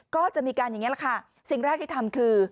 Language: Thai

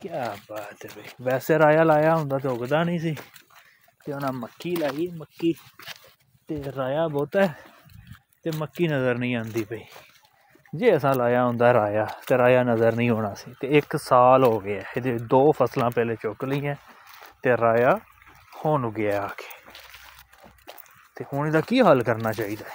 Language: Hindi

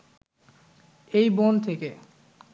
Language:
Bangla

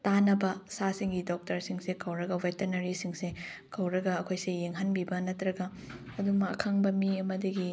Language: Manipuri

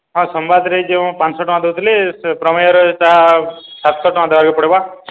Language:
Odia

